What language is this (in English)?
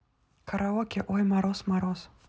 Russian